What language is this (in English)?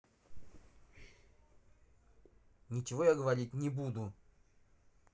Russian